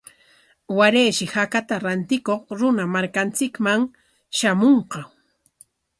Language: Corongo Ancash Quechua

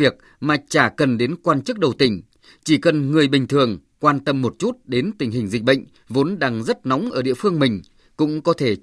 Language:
Vietnamese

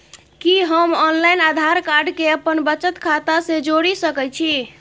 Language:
Maithili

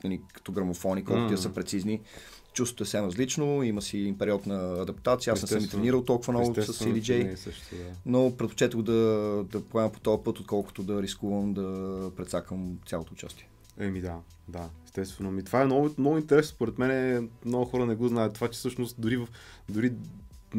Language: Bulgarian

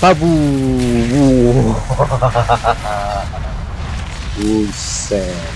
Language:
Indonesian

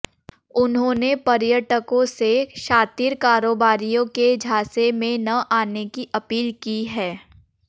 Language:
Hindi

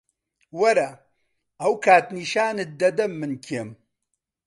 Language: Central Kurdish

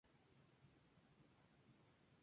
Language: Spanish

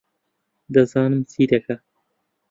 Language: Central Kurdish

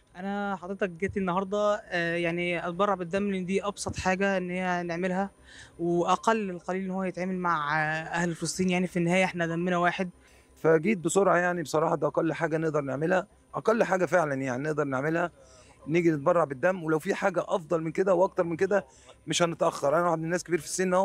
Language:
Arabic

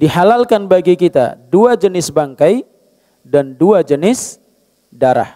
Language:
Indonesian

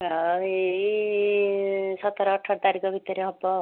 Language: Odia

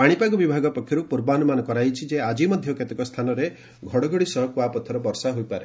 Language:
Odia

